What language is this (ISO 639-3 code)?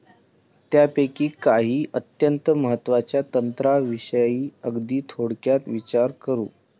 mar